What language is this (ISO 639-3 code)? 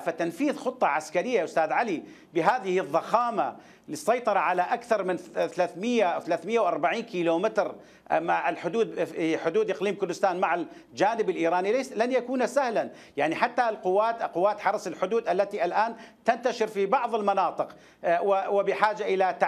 ara